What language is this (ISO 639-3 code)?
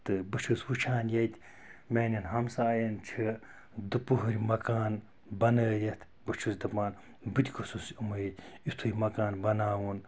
kas